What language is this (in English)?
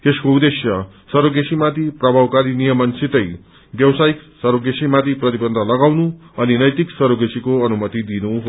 Nepali